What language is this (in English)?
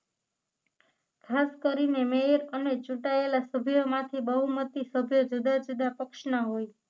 Gujarati